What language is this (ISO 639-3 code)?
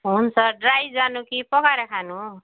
nep